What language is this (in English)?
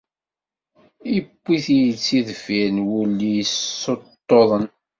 Kabyle